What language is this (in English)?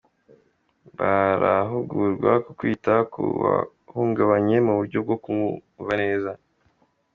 Kinyarwanda